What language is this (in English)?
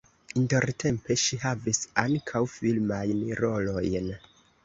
Esperanto